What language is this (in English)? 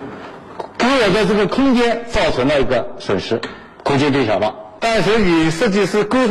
Chinese